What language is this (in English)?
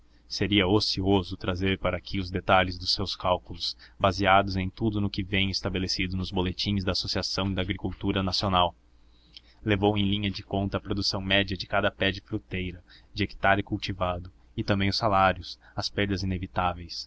Portuguese